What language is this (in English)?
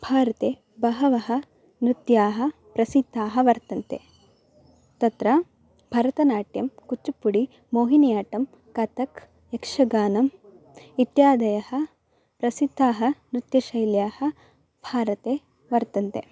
Sanskrit